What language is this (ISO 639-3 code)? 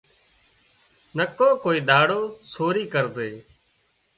kxp